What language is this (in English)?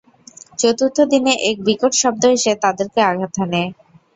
Bangla